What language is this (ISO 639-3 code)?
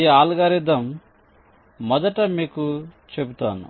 tel